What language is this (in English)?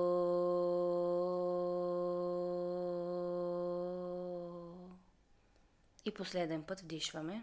Bulgarian